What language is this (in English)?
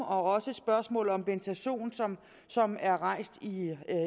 Danish